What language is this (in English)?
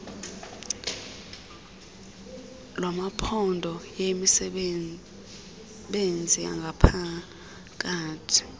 Xhosa